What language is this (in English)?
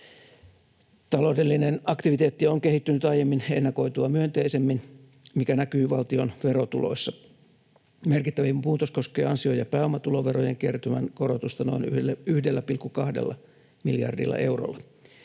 Finnish